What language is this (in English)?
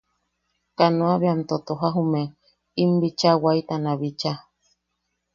Yaqui